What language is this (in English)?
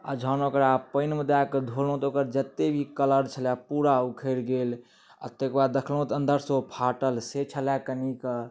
Maithili